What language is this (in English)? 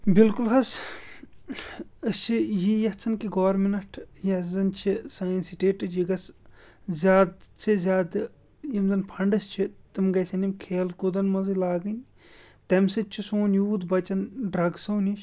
Kashmiri